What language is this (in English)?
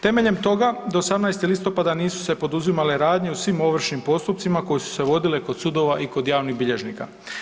Croatian